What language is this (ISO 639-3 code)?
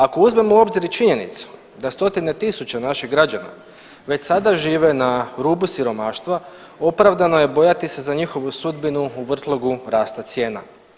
hrv